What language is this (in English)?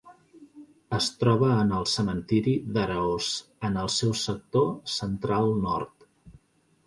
Catalan